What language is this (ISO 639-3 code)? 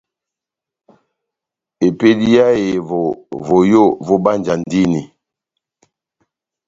bnm